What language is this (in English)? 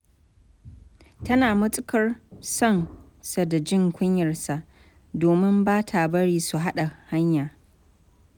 Hausa